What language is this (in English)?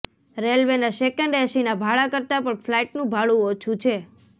Gujarati